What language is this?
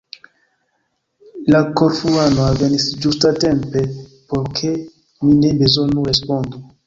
Esperanto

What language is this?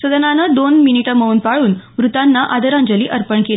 Marathi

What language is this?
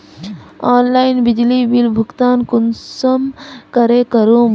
Magahi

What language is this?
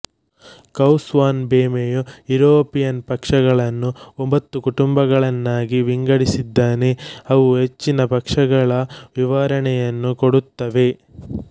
Kannada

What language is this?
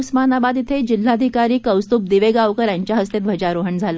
Marathi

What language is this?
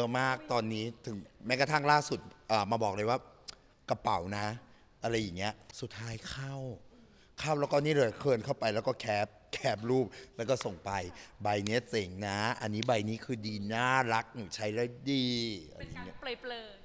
Thai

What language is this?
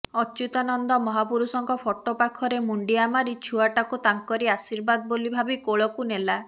Odia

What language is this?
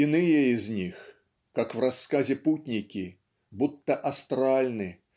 Russian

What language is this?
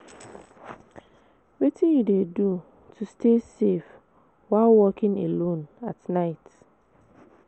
Nigerian Pidgin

